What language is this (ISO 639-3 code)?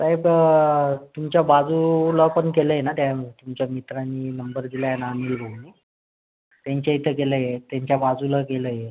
mar